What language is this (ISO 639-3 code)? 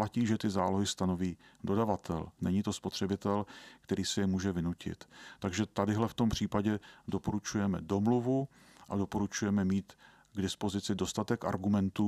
ces